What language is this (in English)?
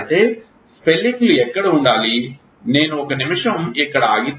Telugu